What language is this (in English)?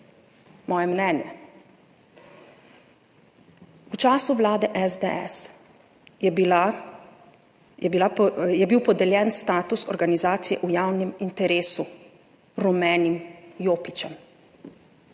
Slovenian